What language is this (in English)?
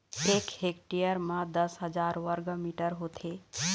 Chhattisgarhi